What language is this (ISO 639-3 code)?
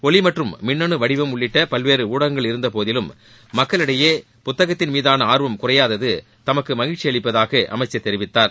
tam